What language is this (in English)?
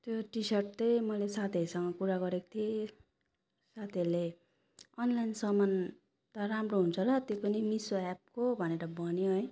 Nepali